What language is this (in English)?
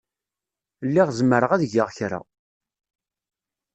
Kabyle